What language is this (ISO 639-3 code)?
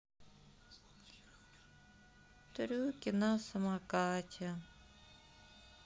rus